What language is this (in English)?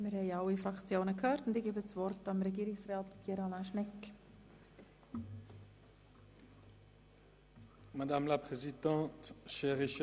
Swiss German